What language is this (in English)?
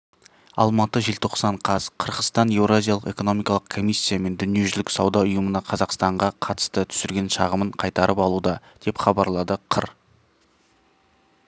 Kazakh